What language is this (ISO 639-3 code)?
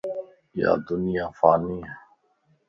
lss